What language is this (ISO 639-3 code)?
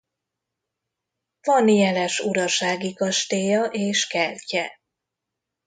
hun